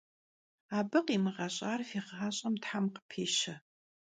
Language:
Kabardian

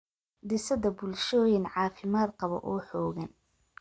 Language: Somali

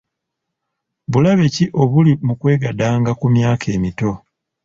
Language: Ganda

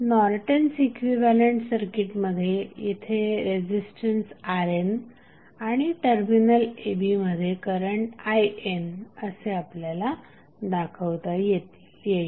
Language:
Marathi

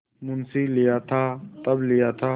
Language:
Hindi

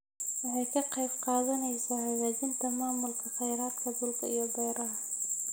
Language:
Somali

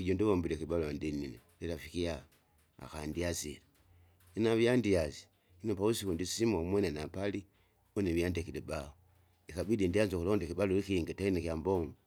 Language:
Kinga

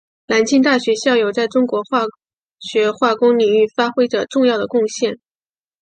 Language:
Chinese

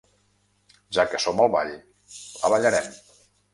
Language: Catalan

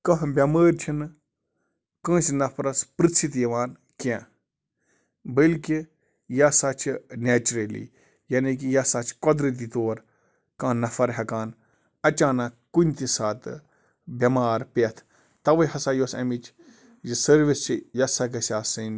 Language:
Kashmiri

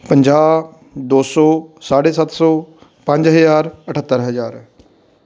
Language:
Punjabi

